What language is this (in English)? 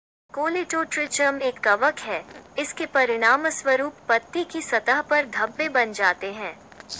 Hindi